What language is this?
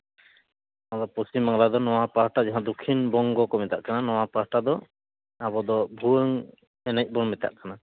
Santali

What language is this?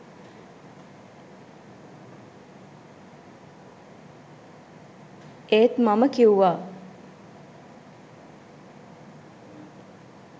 Sinhala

